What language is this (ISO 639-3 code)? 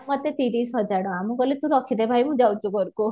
ori